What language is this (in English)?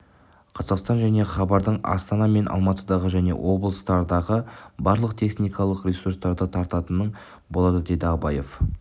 Kazakh